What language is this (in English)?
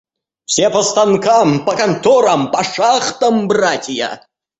Russian